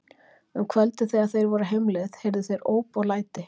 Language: Icelandic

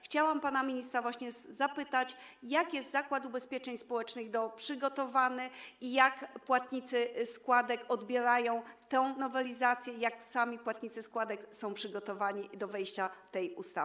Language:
Polish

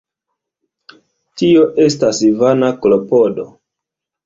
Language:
Esperanto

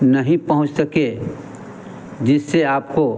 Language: Hindi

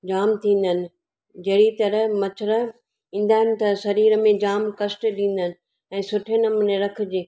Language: Sindhi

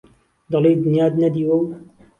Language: Central Kurdish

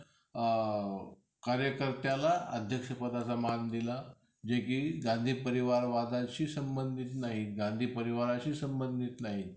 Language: Marathi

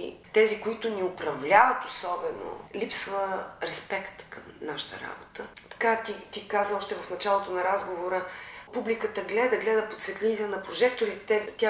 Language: Bulgarian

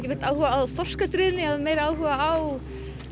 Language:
Icelandic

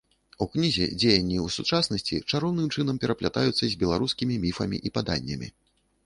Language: Belarusian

